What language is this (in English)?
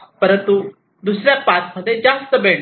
Marathi